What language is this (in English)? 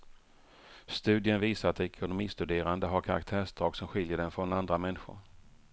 Swedish